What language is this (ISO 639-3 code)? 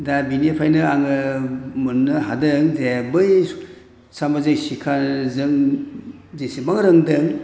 brx